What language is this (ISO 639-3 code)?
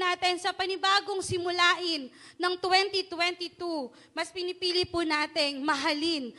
fil